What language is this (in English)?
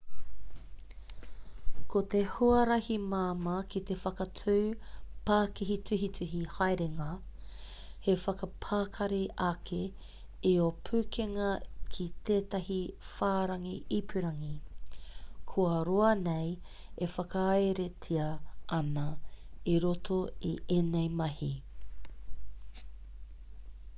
Māori